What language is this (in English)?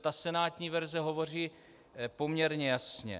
Czech